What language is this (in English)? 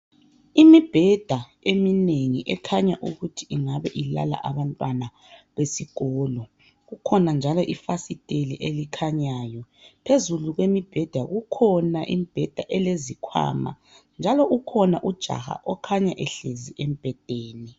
North Ndebele